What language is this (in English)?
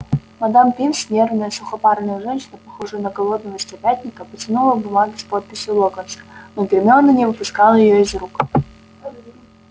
Russian